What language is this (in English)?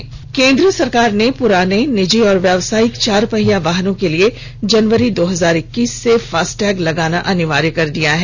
Hindi